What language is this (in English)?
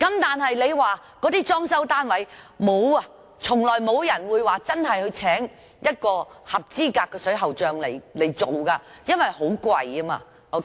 Cantonese